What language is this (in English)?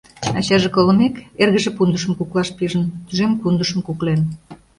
Mari